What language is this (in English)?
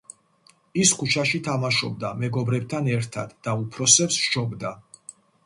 Georgian